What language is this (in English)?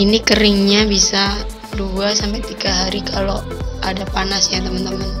Indonesian